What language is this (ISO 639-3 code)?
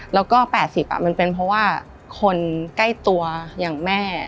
tha